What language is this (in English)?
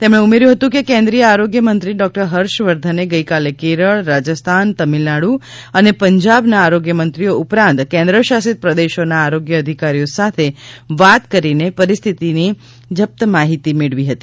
Gujarati